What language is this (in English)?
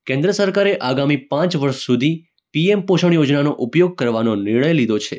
Gujarati